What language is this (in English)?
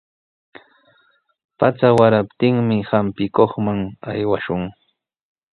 Sihuas Ancash Quechua